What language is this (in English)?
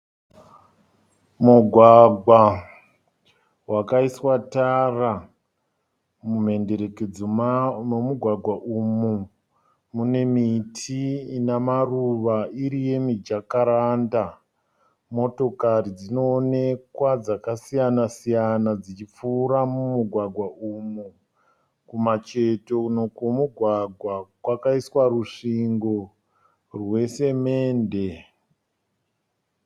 Shona